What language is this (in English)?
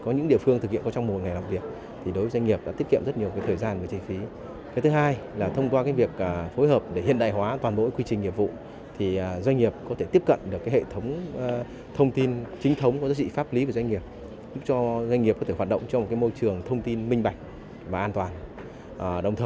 Vietnamese